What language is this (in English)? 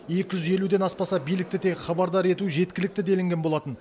Kazakh